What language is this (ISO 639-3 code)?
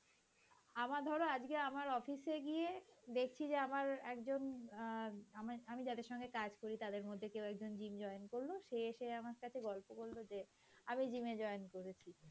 ben